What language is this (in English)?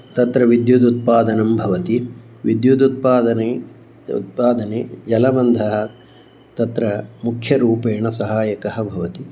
Sanskrit